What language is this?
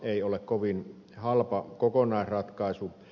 Finnish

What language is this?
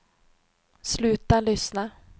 Swedish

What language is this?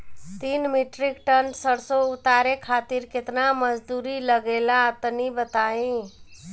Bhojpuri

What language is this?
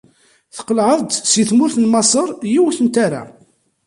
Kabyle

